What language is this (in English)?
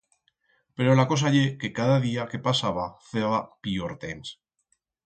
Aragonese